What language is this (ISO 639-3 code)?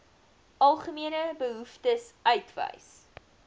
afr